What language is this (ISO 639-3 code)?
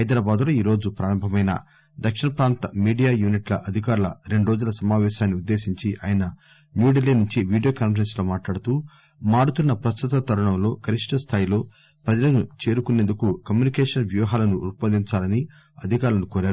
tel